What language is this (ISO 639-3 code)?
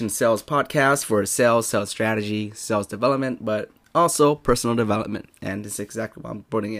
eng